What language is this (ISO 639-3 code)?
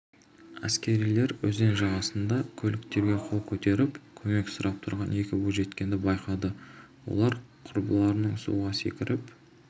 kaz